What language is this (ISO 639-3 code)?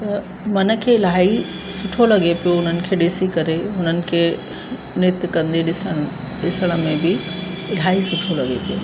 snd